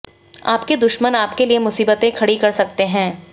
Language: Hindi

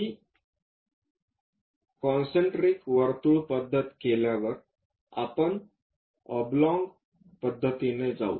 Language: Marathi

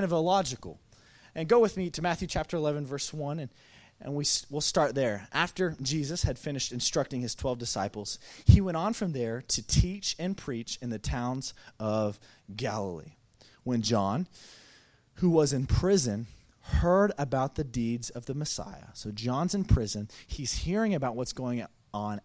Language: English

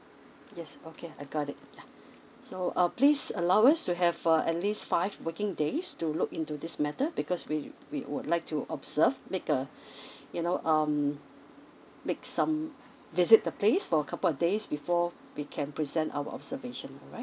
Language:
English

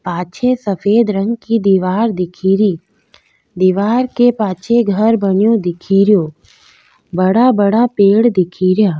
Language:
Rajasthani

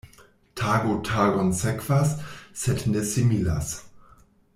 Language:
Esperanto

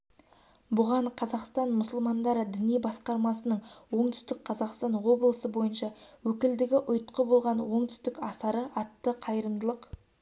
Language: Kazakh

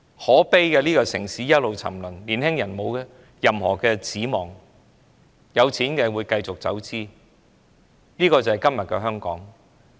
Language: Cantonese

